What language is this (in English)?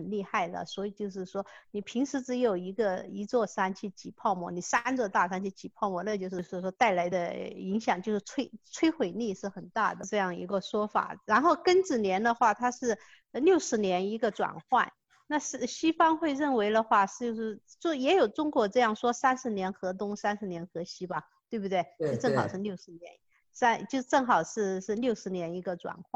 Chinese